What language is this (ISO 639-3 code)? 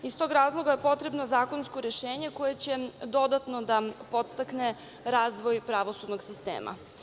srp